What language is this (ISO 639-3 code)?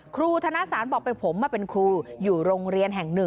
tha